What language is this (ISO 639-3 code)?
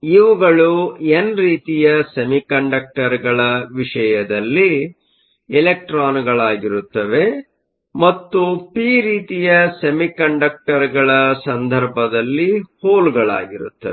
kan